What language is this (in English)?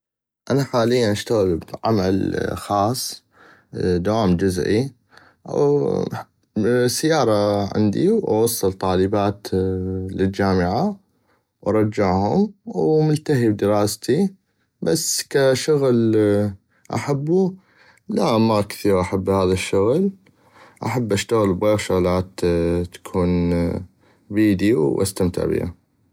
North Mesopotamian Arabic